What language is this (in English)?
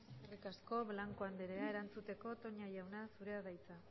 Basque